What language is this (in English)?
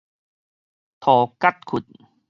Min Nan Chinese